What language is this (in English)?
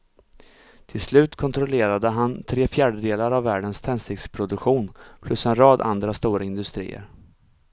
Swedish